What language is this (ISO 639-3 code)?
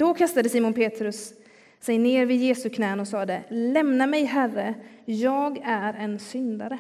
swe